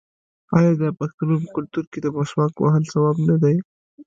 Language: Pashto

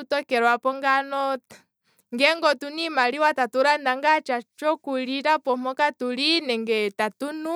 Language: Kwambi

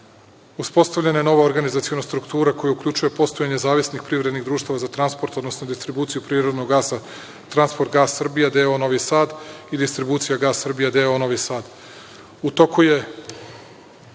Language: Serbian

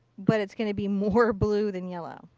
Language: English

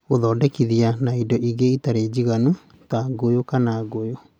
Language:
Kikuyu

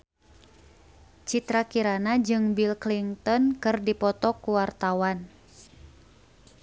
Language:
Sundanese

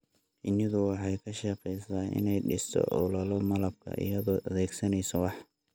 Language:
Somali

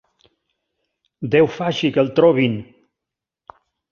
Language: Catalan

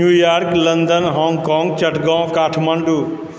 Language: Maithili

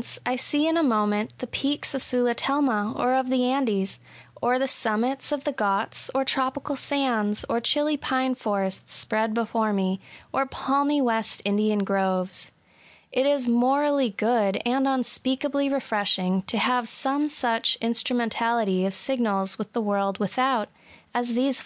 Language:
English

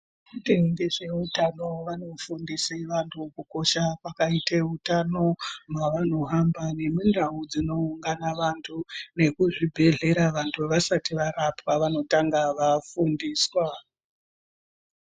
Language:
Ndau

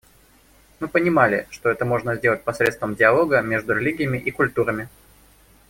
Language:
Russian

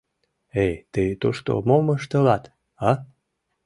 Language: Mari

